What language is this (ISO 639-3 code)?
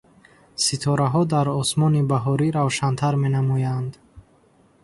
tgk